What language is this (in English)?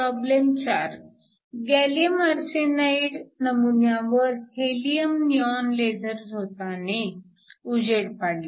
Marathi